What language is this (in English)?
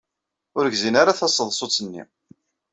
Kabyle